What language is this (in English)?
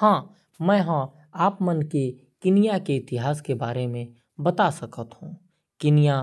Korwa